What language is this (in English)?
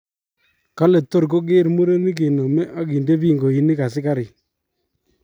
Kalenjin